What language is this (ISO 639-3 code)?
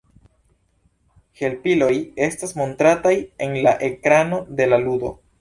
epo